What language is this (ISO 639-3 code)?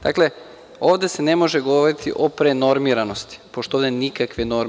srp